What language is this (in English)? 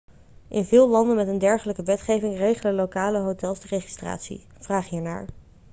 Dutch